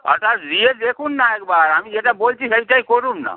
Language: Bangla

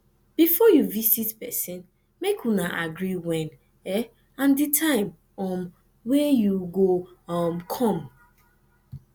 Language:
Nigerian Pidgin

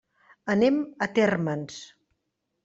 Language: Catalan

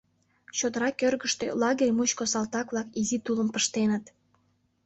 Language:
Mari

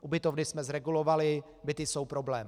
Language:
Czech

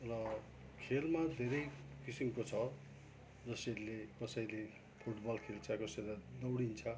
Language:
Nepali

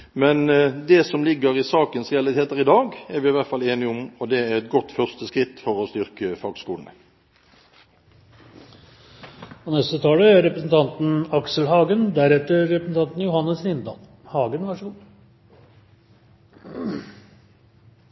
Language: Norwegian Bokmål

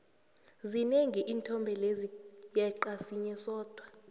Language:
South Ndebele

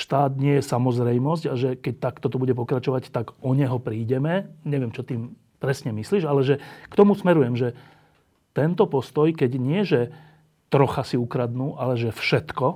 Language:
Slovak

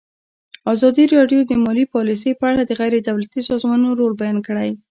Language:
Pashto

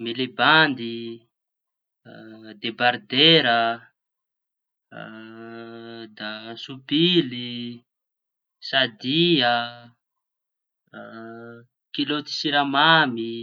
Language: Tanosy Malagasy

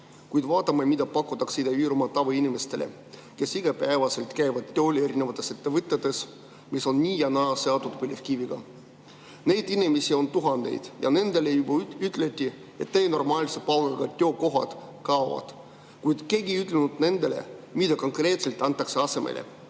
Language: Estonian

